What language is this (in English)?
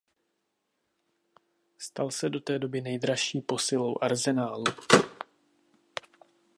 Czech